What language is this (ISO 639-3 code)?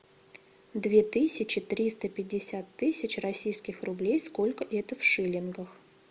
rus